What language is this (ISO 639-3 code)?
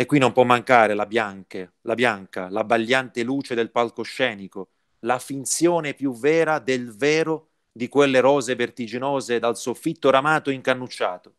ita